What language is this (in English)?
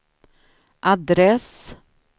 Swedish